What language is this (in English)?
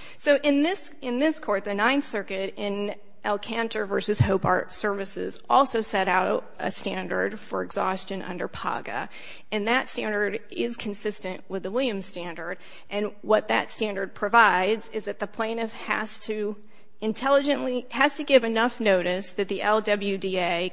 English